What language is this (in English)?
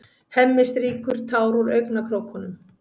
Icelandic